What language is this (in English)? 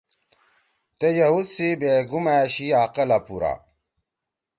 Torwali